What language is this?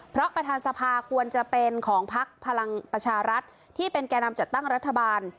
Thai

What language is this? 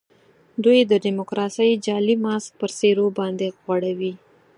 Pashto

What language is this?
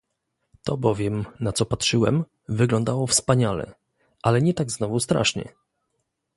Polish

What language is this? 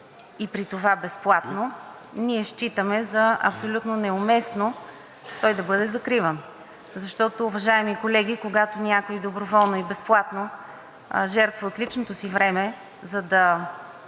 Bulgarian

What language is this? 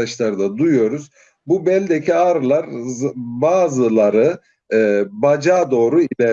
Turkish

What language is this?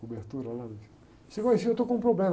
Portuguese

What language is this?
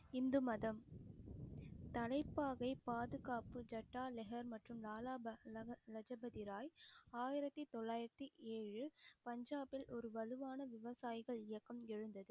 Tamil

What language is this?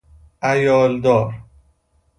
Persian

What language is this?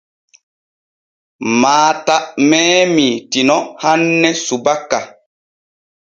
Borgu Fulfulde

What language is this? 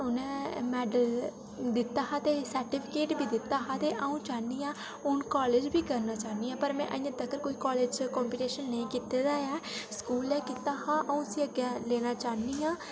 Dogri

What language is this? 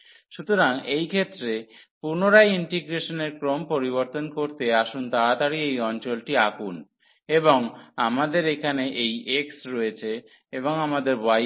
Bangla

